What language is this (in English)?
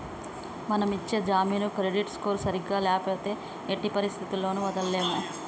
Telugu